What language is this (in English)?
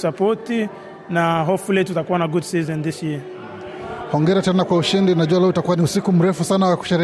Swahili